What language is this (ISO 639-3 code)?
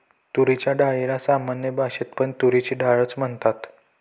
mar